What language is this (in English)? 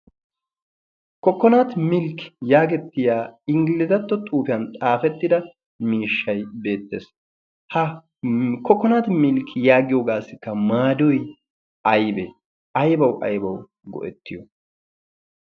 Wolaytta